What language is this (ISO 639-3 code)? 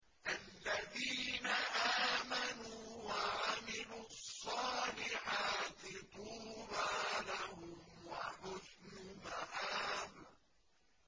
ara